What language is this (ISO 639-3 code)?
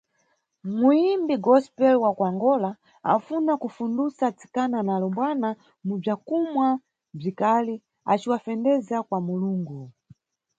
nyu